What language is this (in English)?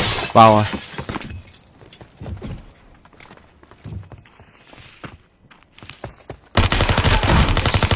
Vietnamese